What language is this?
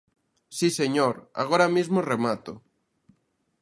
Galician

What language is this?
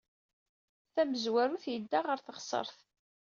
Kabyle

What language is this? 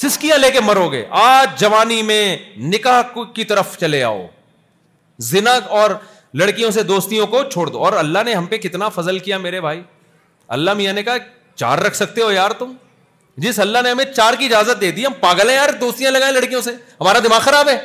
Urdu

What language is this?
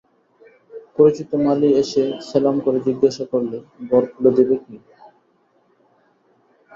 Bangla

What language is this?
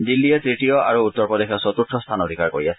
Assamese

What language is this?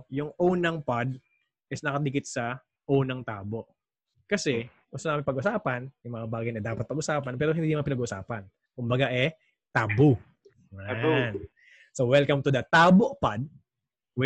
Filipino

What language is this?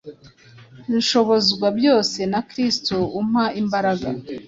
Kinyarwanda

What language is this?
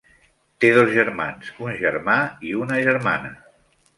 Catalan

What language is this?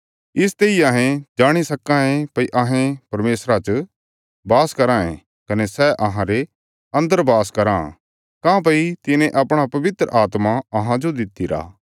Bilaspuri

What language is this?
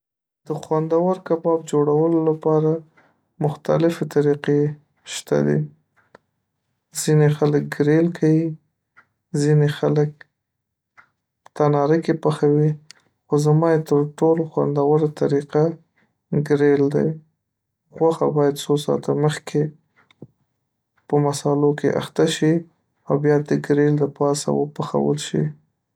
Pashto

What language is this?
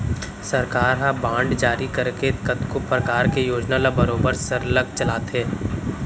Chhattisgarhi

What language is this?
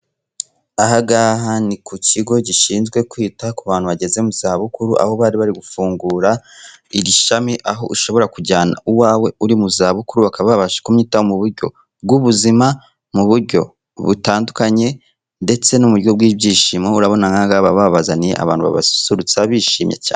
Kinyarwanda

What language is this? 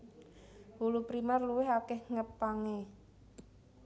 Javanese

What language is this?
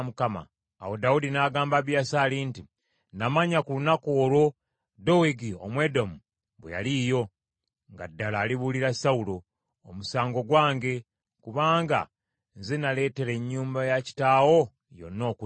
Ganda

